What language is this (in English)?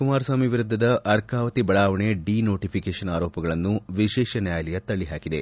Kannada